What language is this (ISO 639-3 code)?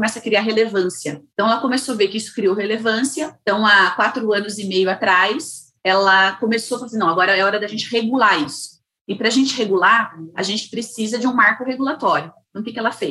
por